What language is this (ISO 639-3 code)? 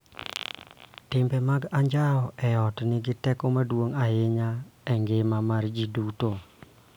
luo